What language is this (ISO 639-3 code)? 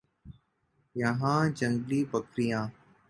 urd